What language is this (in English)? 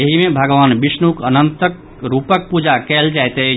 Maithili